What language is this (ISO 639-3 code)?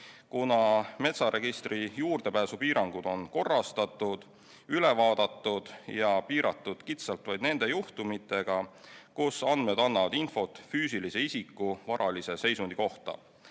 est